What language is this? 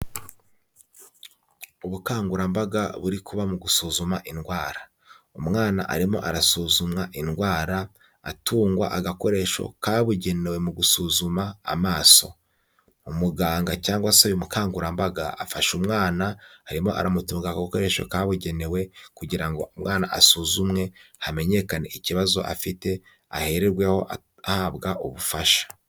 Kinyarwanda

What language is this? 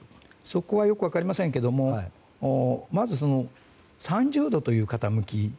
Japanese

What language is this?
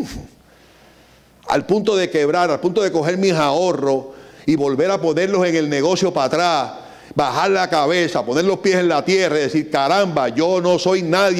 Spanish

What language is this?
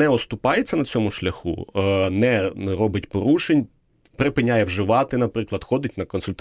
Ukrainian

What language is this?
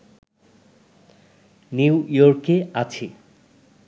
Bangla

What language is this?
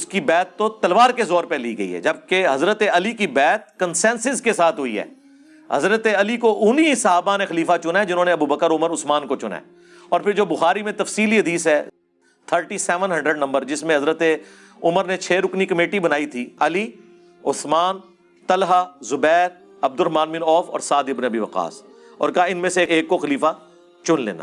Urdu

